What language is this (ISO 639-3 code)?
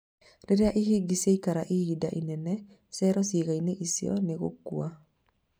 kik